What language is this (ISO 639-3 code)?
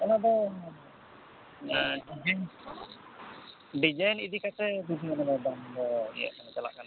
sat